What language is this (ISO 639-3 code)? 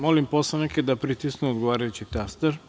srp